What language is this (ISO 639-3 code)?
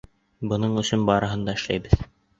bak